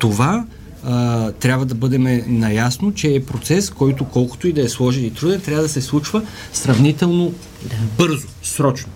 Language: Bulgarian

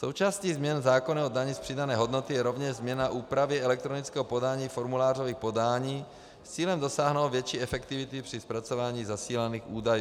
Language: Czech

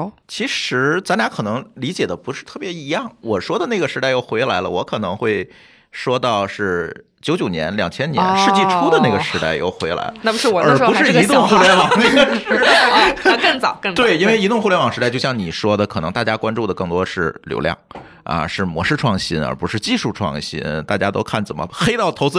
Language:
Chinese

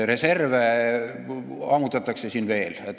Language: Estonian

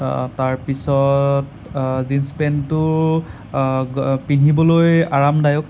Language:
Assamese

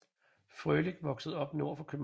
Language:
Danish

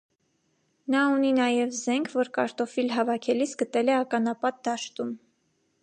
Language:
Armenian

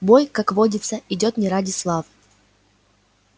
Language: Russian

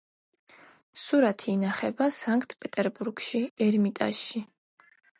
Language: Georgian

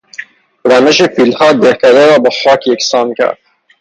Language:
Persian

